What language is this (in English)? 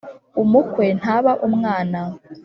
Kinyarwanda